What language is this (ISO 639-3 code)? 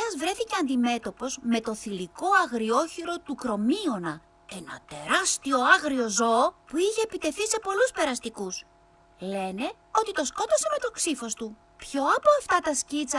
ell